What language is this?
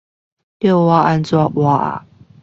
Chinese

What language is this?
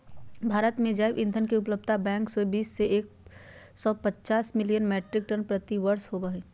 Magahi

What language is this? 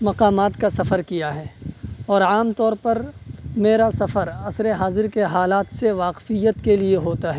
Urdu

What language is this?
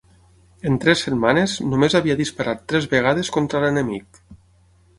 Catalan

